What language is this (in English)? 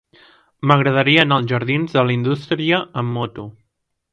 Catalan